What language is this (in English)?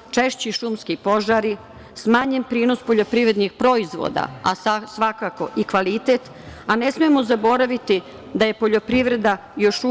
Serbian